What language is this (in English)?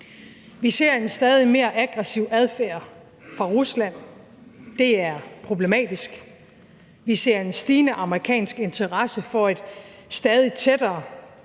Danish